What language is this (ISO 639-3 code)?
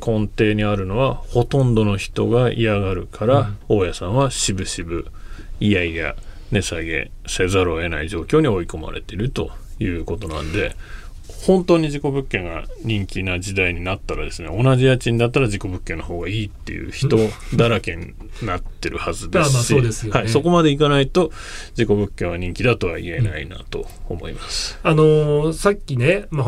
jpn